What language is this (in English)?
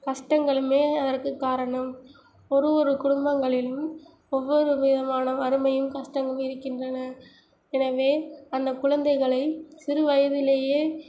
Tamil